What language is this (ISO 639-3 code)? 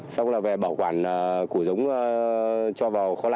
vie